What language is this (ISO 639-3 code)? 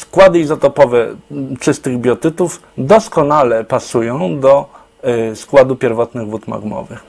pol